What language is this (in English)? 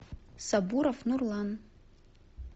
Russian